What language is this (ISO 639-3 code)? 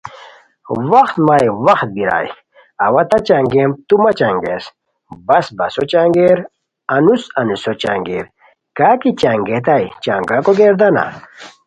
khw